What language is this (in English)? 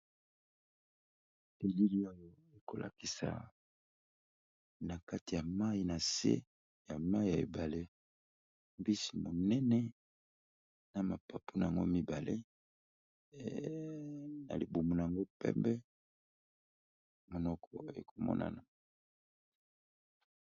Lingala